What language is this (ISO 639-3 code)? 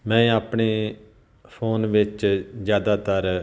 pan